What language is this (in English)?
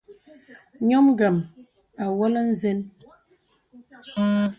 Bebele